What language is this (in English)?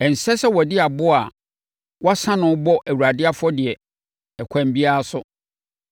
Akan